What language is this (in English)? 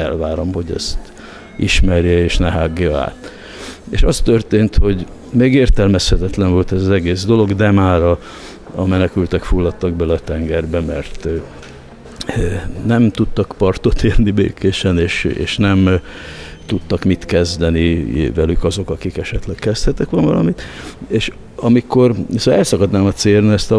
Hungarian